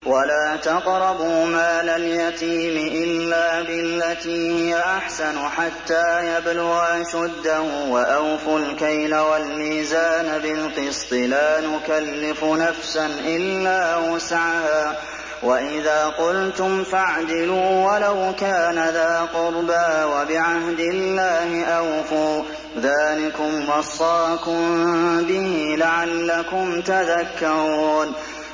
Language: Arabic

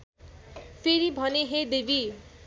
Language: Nepali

